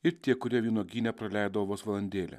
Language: Lithuanian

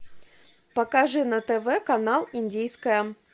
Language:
Russian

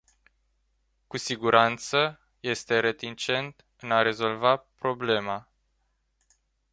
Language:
Romanian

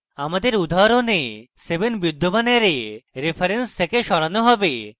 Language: Bangla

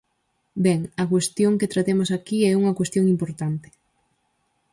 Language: Galician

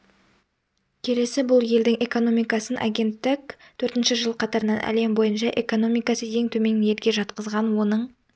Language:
Kazakh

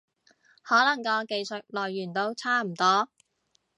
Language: Cantonese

